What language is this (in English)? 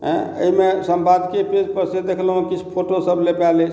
Maithili